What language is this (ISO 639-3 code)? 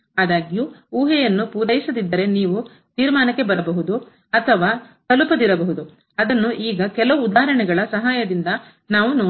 kan